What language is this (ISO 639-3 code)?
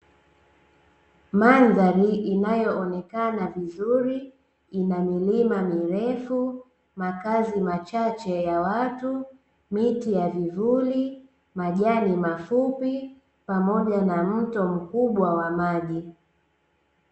swa